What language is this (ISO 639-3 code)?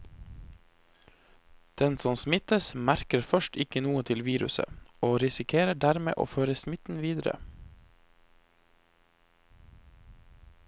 nor